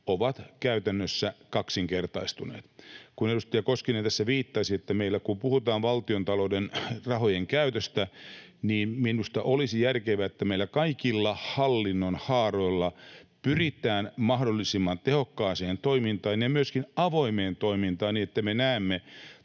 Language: Finnish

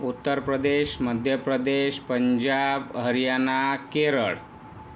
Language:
Marathi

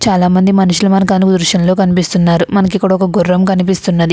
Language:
Telugu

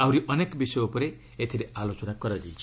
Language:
Odia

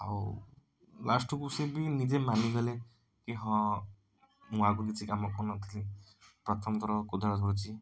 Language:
Odia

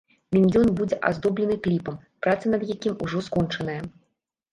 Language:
Belarusian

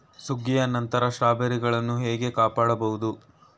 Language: Kannada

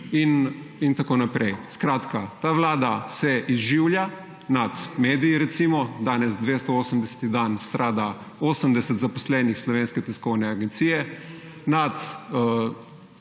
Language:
Slovenian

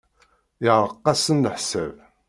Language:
Kabyle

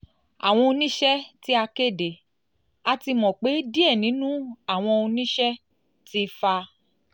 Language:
Yoruba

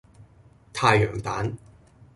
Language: Cantonese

